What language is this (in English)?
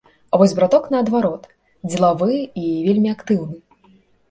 Belarusian